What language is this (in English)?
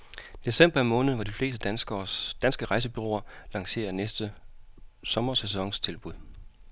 Danish